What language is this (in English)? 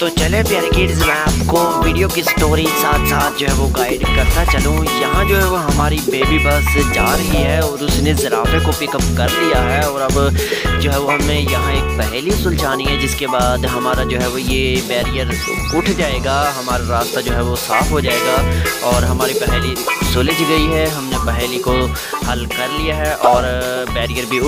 Hindi